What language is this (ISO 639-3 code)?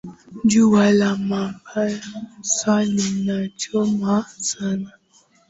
swa